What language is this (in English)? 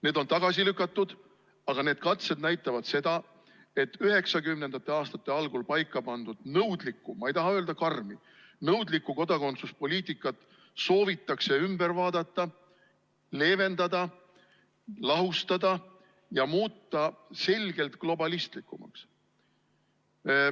Estonian